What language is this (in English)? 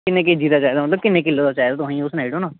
Dogri